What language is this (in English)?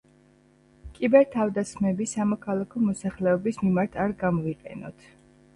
Georgian